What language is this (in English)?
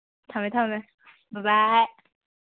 Manipuri